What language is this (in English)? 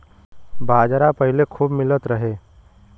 Bhojpuri